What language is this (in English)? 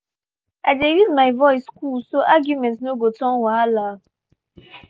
Nigerian Pidgin